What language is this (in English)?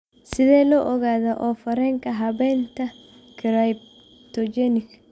Somali